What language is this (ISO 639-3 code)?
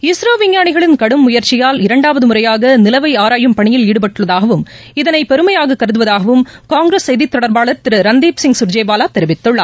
tam